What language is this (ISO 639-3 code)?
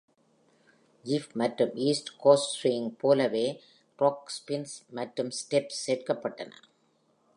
tam